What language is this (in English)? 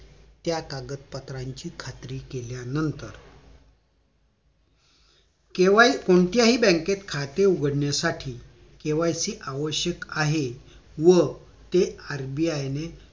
Marathi